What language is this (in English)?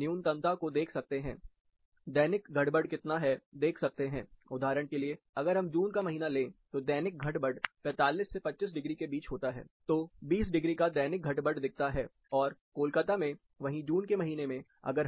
Hindi